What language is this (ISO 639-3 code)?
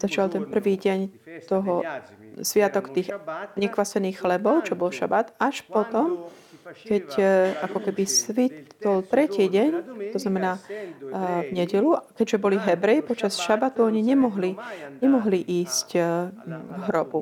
slk